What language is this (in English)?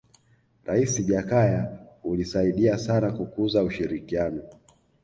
Swahili